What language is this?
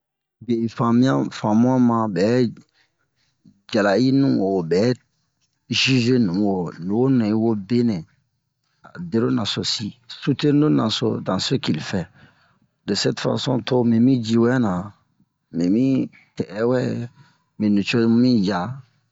Bomu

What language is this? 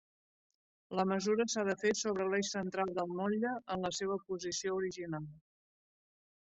Catalan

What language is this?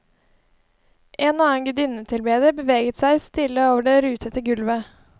Norwegian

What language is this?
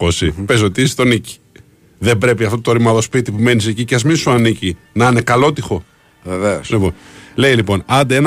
Greek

